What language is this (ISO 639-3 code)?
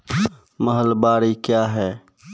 mai